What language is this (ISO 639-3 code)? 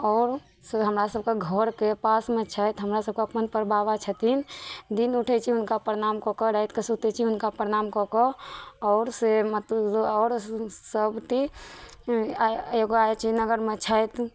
mai